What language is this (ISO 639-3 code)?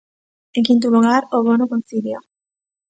glg